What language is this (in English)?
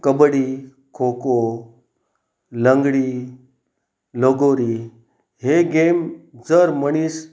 Konkani